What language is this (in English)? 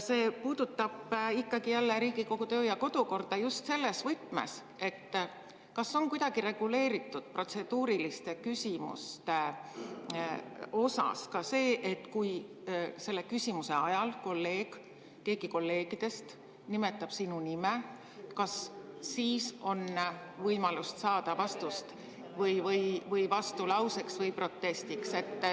Estonian